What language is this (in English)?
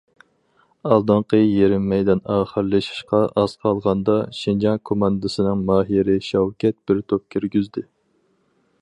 Uyghur